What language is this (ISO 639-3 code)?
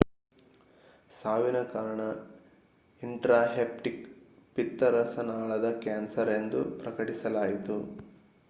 kan